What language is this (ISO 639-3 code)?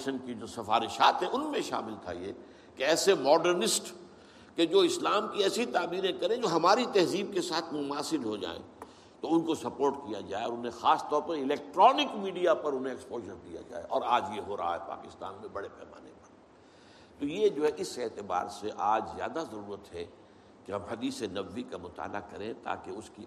urd